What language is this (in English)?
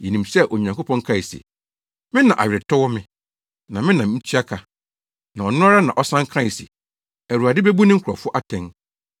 Akan